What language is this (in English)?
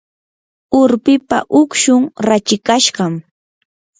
Yanahuanca Pasco Quechua